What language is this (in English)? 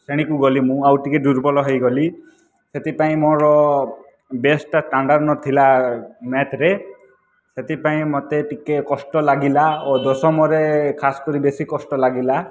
Odia